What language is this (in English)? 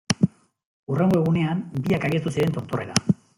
Basque